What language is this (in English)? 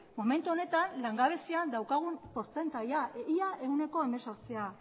Basque